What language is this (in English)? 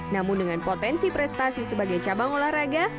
Indonesian